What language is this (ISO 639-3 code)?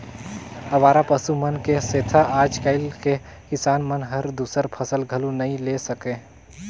hne